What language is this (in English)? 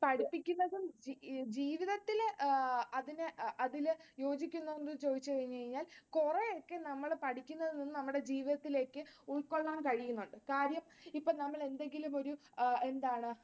Malayalam